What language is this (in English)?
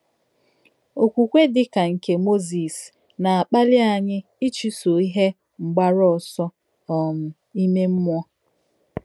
Igbo